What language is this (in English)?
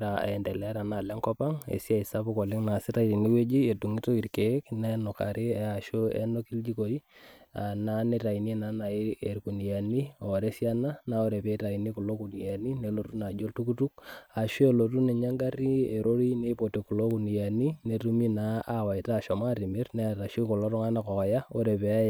Masai